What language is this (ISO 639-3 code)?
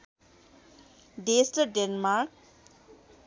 nep